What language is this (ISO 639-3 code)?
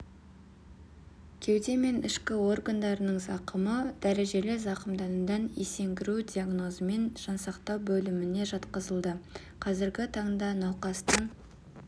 kaz